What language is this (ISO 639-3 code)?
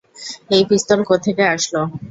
ben